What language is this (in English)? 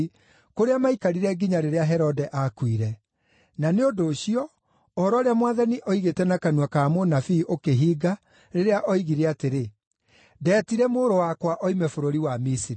Kikuyu